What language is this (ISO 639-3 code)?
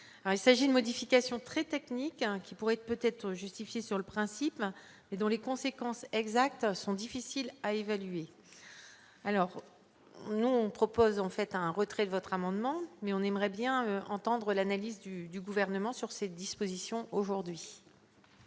fra